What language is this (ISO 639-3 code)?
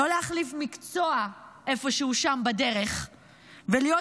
heb